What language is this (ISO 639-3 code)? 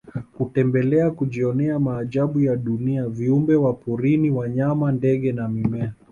swa